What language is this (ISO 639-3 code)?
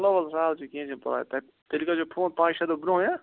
kas